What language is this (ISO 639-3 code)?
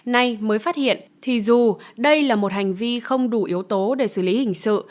vie